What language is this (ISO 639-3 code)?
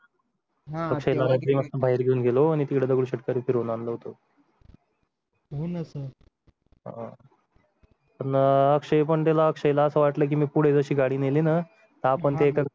mar